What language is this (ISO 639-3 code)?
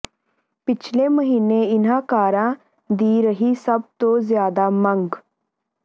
pan